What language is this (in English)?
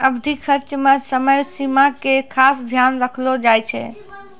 Maithili